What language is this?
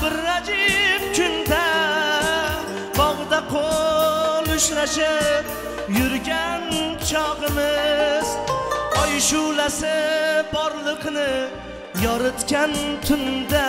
Turkish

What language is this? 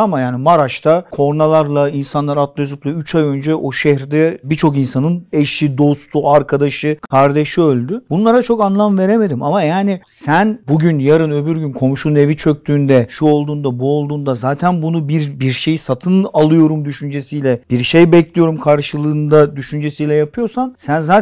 Turkish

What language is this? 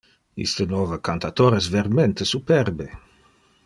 Interlingua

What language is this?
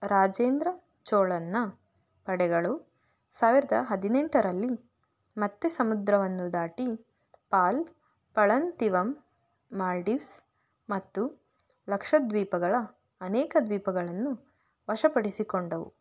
Kannada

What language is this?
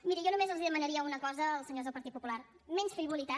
Catalan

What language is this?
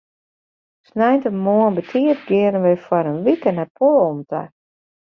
Western Frisian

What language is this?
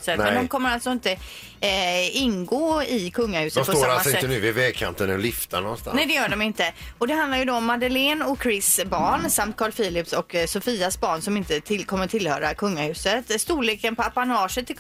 Swedish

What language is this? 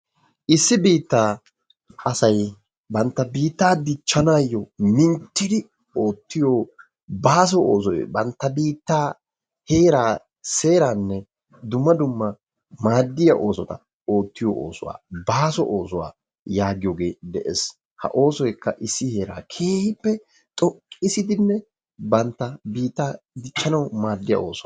Wolaytta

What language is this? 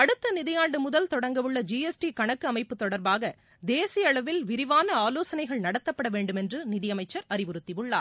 Tamil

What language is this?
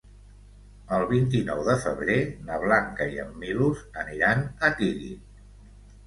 Catalan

